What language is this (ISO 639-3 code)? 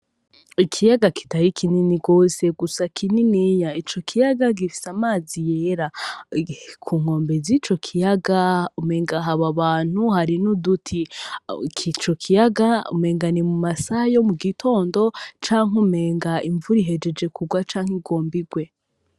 run